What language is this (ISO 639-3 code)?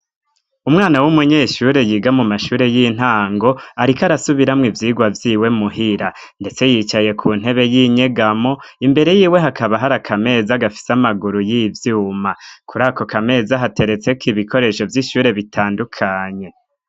run